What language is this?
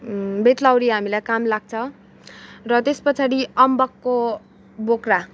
Nepali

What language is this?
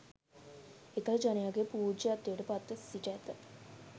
Sinhala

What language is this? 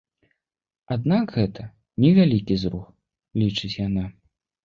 Belarusian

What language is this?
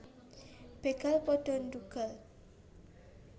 Javanese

